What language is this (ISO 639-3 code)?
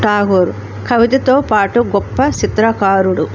tel